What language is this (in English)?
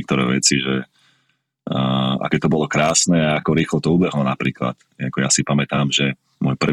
Slovak